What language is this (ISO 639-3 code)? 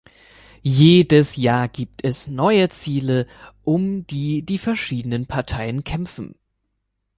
deu